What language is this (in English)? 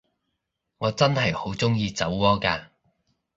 Cantonese